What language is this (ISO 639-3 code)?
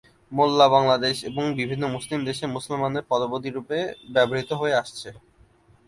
ben